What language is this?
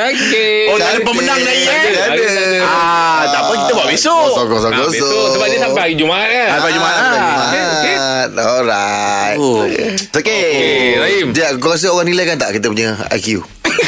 Malay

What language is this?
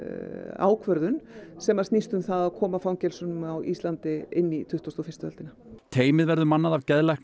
Icelandic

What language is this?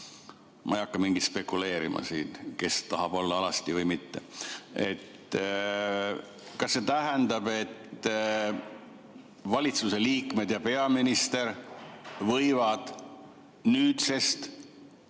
Estonian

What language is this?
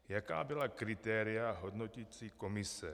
Czech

